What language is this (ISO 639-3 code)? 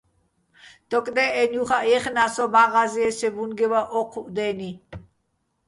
bbl